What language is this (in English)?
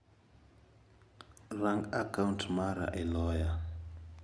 Luo (Kenya and Tanzania)